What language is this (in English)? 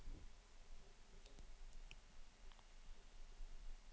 Danish